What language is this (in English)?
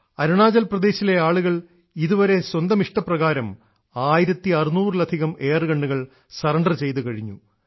Malayalam